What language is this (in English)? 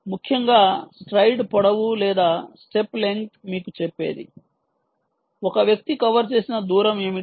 Telugu